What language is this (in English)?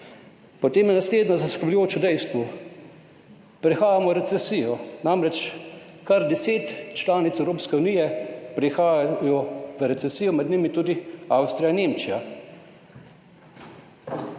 Slovenian